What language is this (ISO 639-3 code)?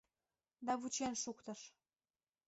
chm